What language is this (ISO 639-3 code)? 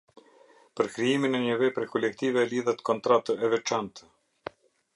sqi